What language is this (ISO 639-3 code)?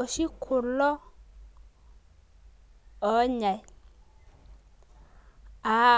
mas